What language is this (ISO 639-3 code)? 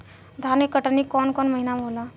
bho